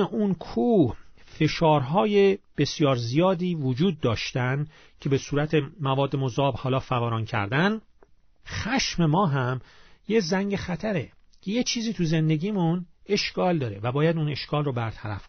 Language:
Persian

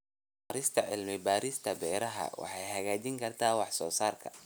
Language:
Somali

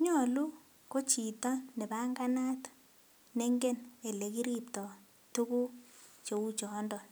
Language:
Kalenjin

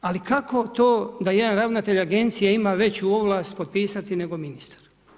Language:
Croatian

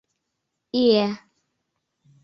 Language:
Mari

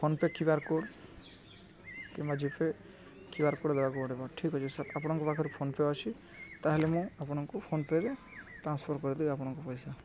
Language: Odia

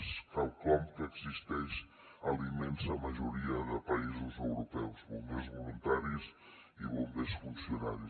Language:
Catalan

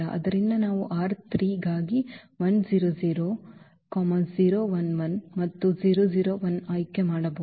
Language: Kannada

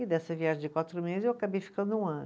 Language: Portuguese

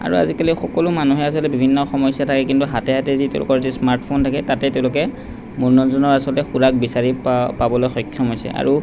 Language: Assamese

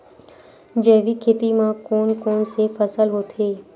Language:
Chhattisgarhi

